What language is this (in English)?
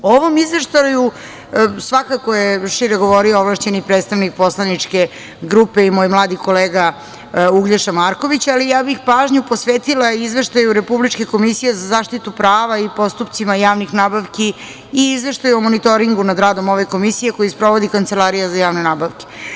Serbian